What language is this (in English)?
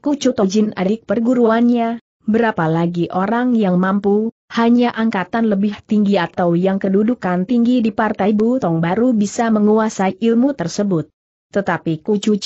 Indonesian